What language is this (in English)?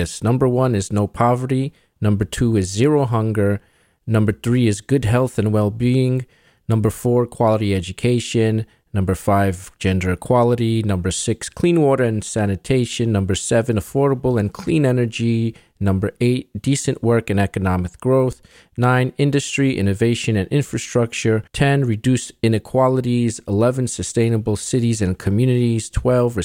English